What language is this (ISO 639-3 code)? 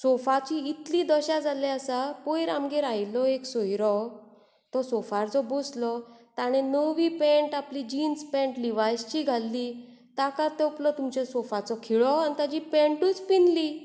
kok